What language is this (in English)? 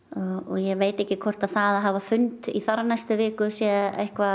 Icelandic